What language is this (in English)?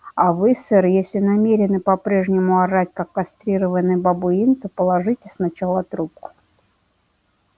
Russian